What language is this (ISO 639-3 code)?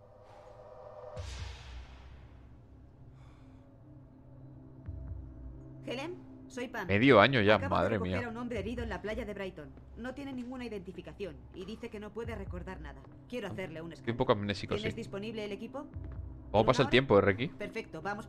spa